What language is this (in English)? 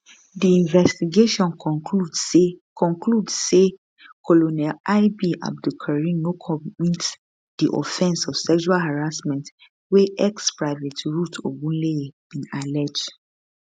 Nigerian Pidgin